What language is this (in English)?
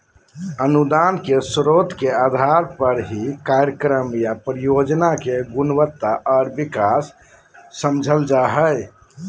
Magahi